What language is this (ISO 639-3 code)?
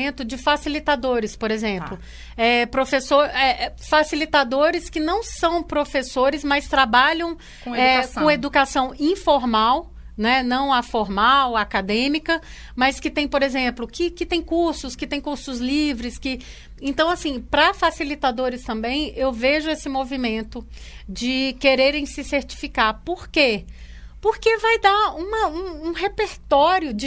por